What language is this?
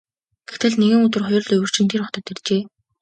Mongolian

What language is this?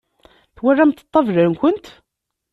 Kabyle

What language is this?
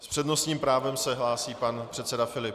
Czech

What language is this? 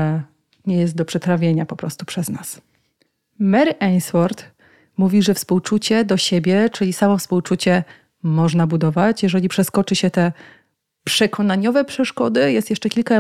Polish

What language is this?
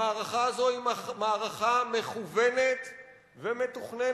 Hebrew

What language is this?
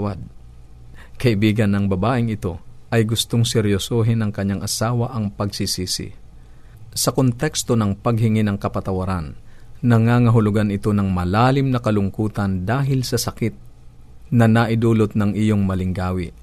Filipino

